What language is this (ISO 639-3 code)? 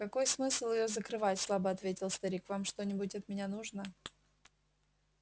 rus